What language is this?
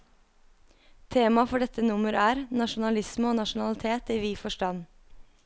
Norwegian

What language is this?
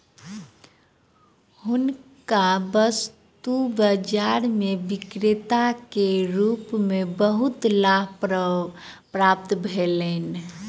Maithili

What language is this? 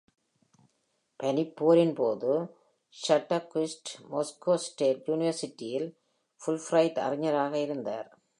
Tamil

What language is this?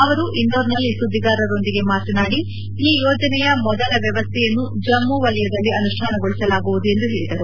Kannada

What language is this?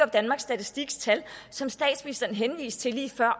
Danish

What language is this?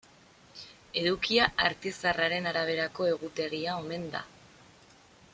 Basque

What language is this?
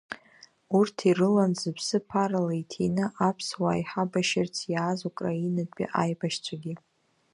Abkhazian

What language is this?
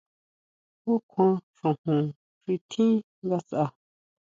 Huautla Mazatec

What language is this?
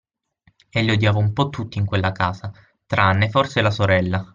Italian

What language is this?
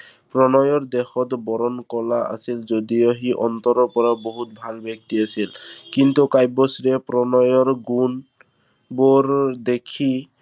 Assamese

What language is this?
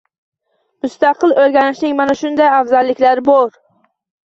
Uzbek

